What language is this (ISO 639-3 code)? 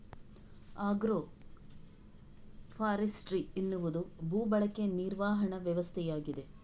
kan